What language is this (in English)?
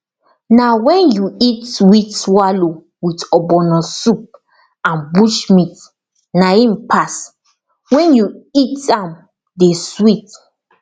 Nigerian Pidgin